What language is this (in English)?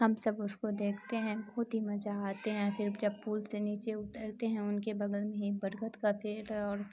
Urdu